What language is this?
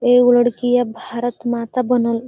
Magahi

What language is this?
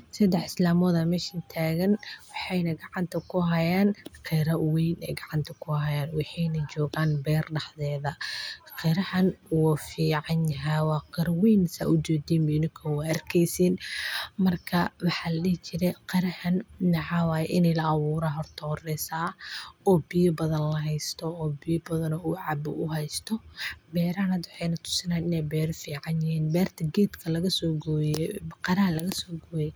Somali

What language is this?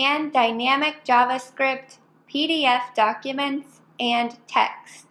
English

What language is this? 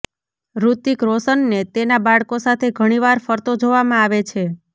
Gujarati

